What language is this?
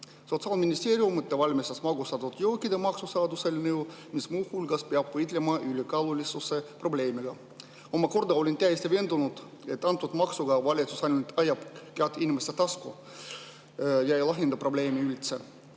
Estonian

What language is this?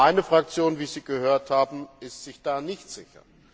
German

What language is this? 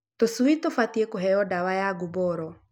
Kikuyu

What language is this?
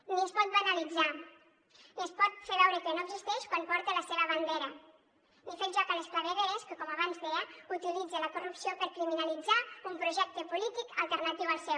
Catalan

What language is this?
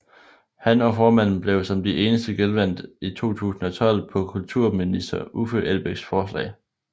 Danish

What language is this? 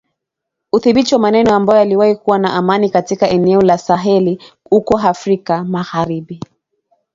Swahili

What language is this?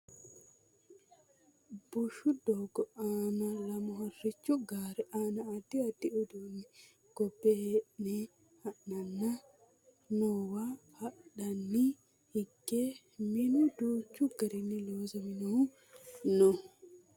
Sidamo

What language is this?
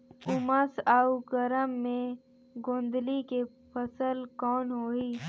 Chhattisgarhi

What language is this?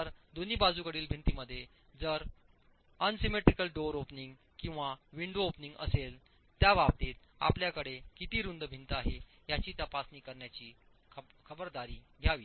Marathi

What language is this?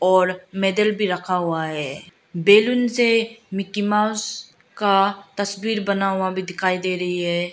Hindi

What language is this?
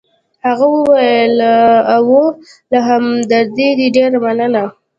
Pashto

